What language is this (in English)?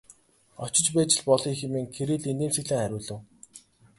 Mongolian